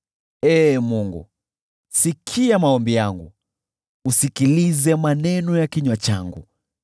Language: Swahili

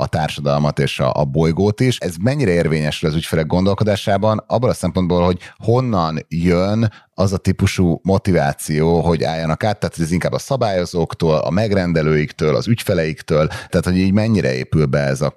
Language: Hungarian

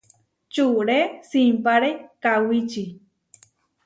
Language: Huarijio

